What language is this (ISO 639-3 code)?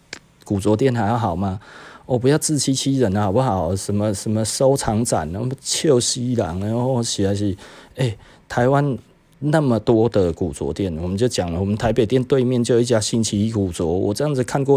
zho